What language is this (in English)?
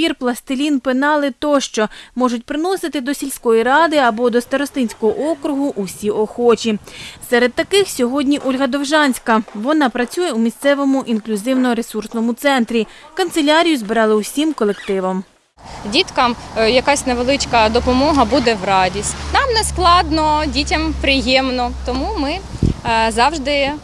Ukrainian